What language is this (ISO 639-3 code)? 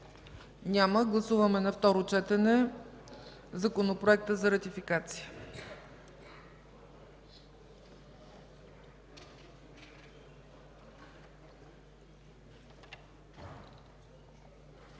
bul